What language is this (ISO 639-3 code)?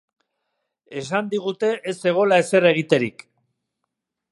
eus